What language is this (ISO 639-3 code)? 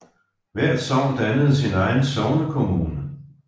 dan